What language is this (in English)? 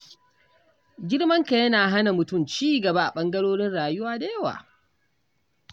Hausa